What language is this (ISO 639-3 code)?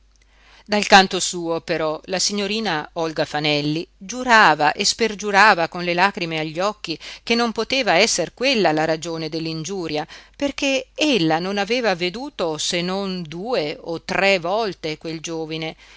ita